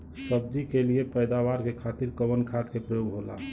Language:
Bhojpuri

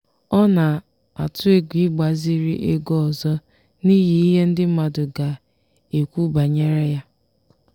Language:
Igbo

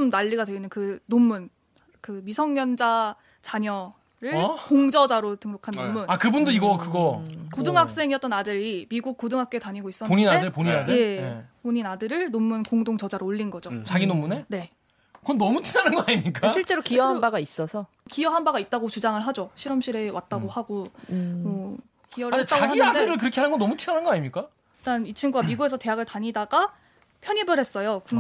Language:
Korean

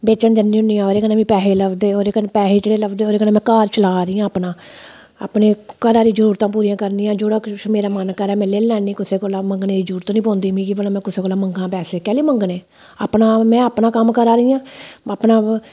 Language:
Dogri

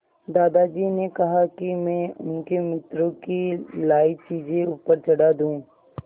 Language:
Hindi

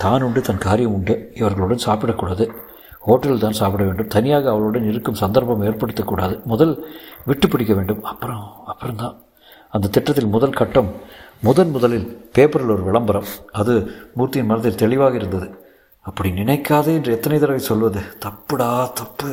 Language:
Tamil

